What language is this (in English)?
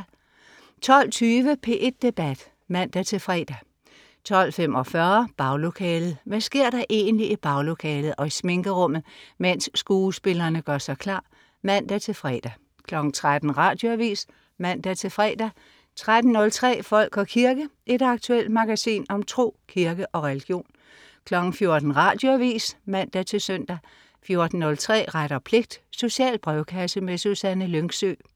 Danish